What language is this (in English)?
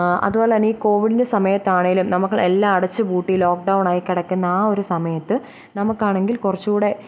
Malayalam